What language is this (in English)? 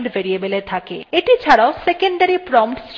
Bangla